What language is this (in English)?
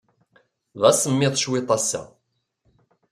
Kabyle